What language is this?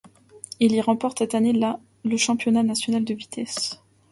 French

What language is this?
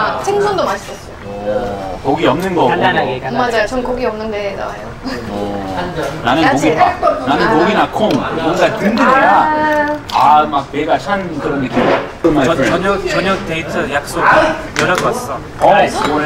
Korean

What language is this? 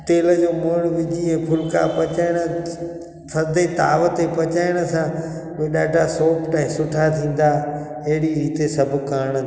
Sindhi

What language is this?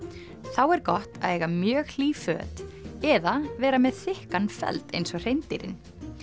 Icelandic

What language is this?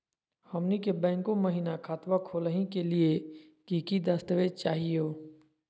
Magahi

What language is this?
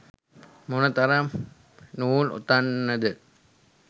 Sinhala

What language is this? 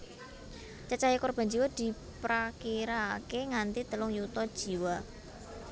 Javanese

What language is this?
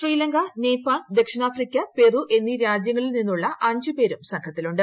Malayalam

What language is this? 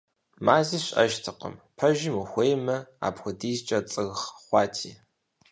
Kabardian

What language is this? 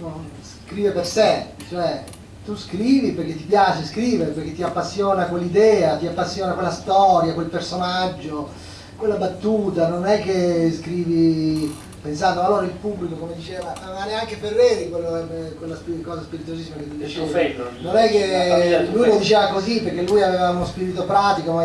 Italian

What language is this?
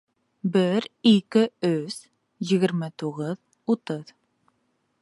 Bashkir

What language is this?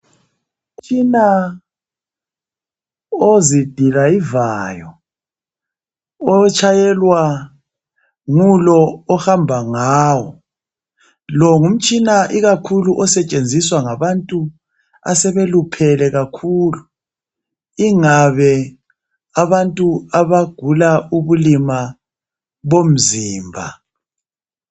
North Ndebele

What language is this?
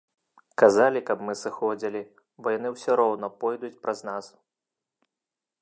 Belarusian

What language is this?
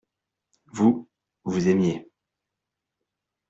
French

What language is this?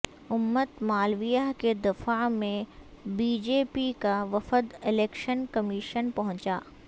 Urdu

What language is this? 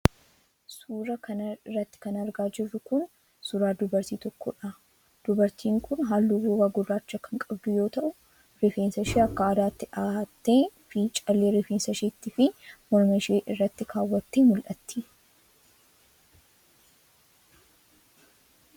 Oromo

